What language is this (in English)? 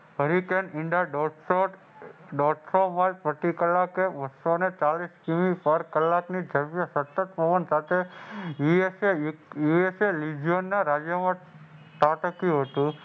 Gujarati